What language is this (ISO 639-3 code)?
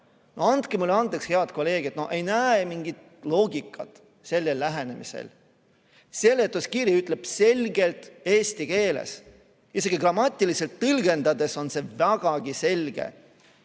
est